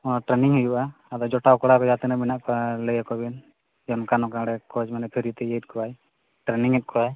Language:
Santali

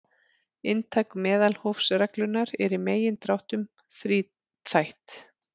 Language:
Icelandic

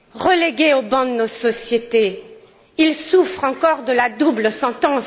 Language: French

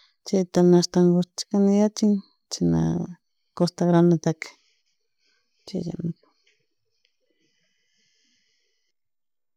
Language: Chimborazo Highland Quichua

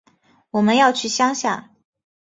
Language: Chinese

